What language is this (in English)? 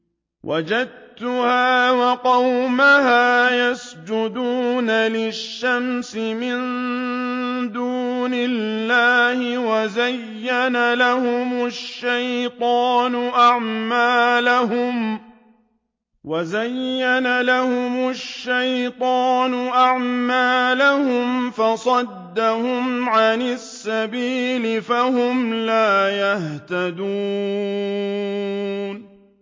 Arabic